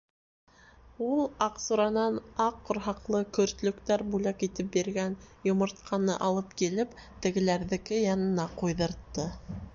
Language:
Bashkir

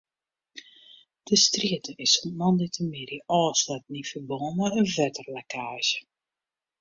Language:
Western Frisian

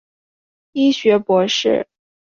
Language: Chinese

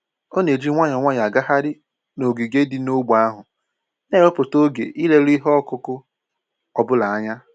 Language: Igbo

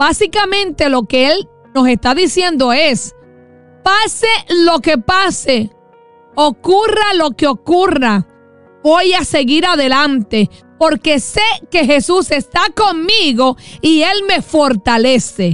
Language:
Spanish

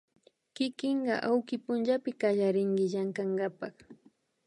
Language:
Imbabura Highland Quichua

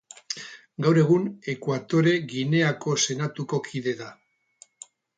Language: Basque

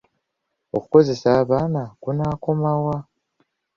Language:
Ganda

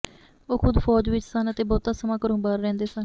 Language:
Punjabi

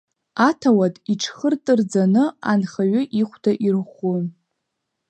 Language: Abkhazian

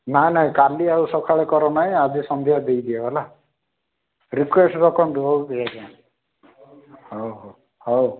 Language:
Odia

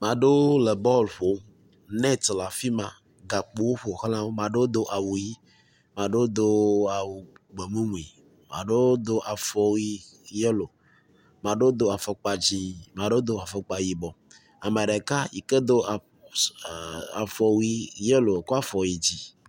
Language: Ewe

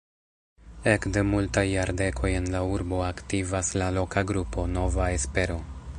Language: Esperanto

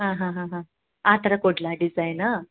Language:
Kannada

